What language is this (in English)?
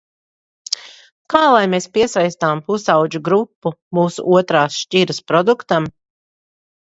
Latvian